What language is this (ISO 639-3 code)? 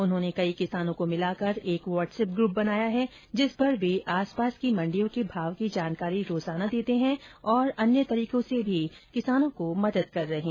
hin